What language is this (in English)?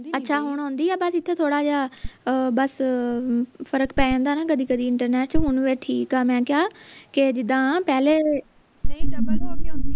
Punjabi